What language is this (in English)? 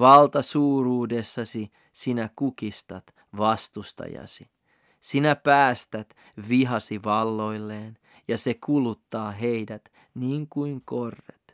Finnish